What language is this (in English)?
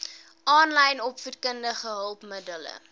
Afrikaans